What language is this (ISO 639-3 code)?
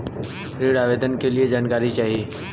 bho